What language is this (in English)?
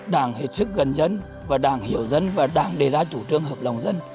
Vietnamese